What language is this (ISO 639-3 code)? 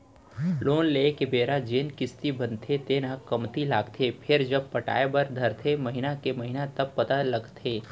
hne